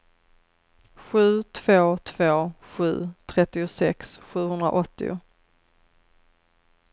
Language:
Swedish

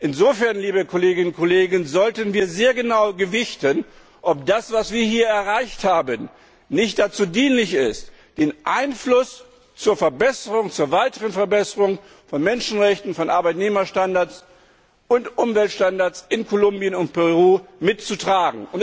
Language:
German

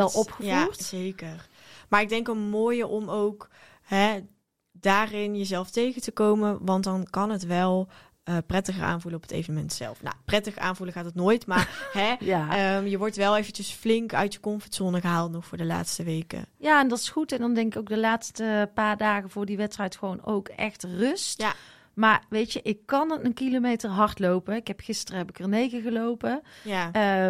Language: Dutch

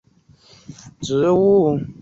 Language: Chinese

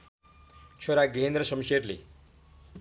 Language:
Nepali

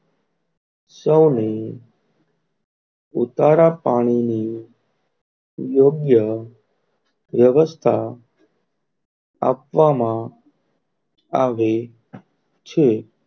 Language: Gujarati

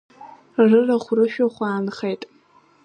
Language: Abkhazian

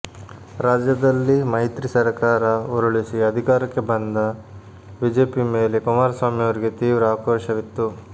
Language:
Kannada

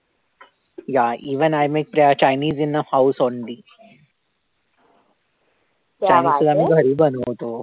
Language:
Marathi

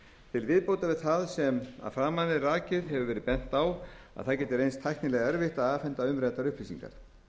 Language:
Icelandic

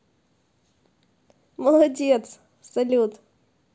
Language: Russian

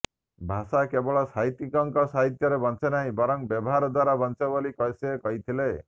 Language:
Odia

